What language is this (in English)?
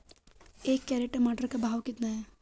Hindi